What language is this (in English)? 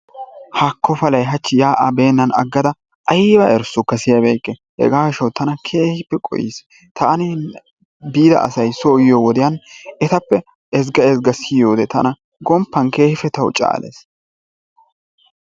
Wolaytta